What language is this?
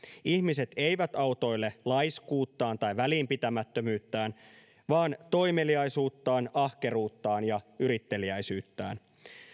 Finnish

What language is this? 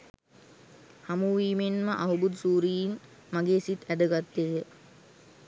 Sinhala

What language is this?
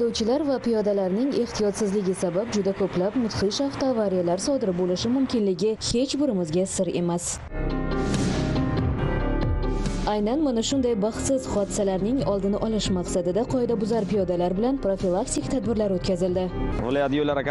Turkish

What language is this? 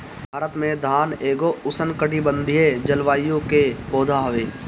Bhojpuri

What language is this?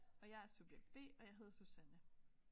Danish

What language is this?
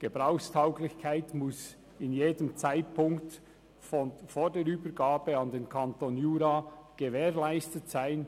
Swiss German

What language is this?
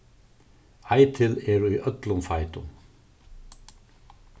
Faroese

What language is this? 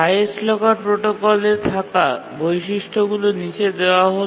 Bangla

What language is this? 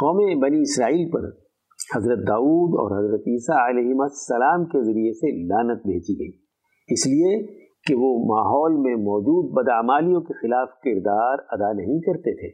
Urdu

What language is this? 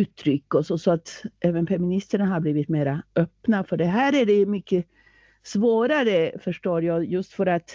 Swedish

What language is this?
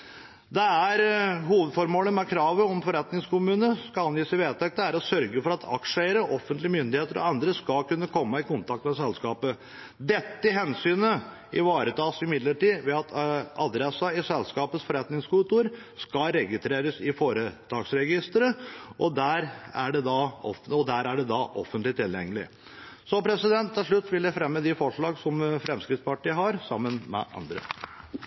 Norwegian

